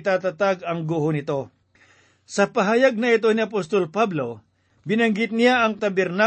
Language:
Filipino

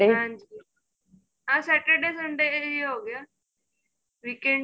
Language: Punjabi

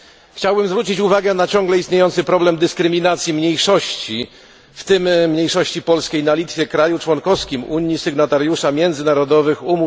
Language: Polish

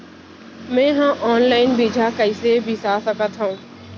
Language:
Chhattisgarhi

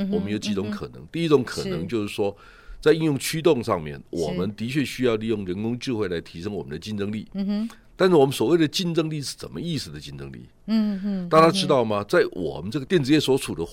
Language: Chinese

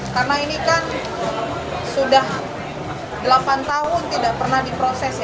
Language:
Indonesian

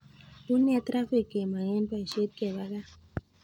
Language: Kalenjin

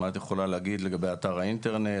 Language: Hebrew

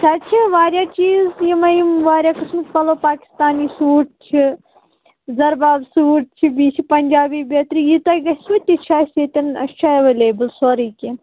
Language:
Kashmiri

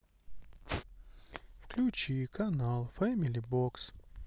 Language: Russian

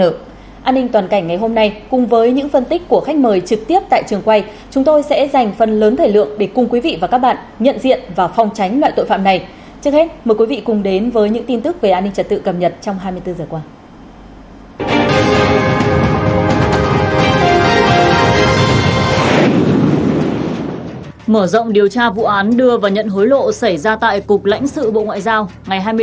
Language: Vietnamese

